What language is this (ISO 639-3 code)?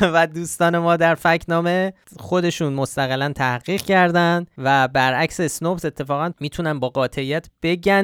fas